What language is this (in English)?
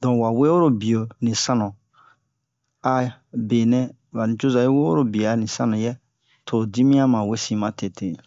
Bomu